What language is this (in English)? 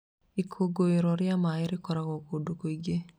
Kikuyu